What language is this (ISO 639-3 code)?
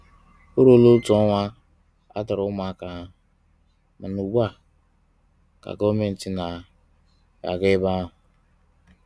ibo